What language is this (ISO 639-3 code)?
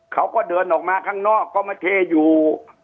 tha